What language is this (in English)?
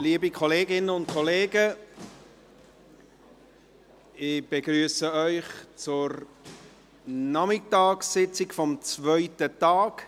Swiss German